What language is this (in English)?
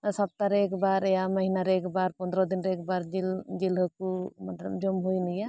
Santali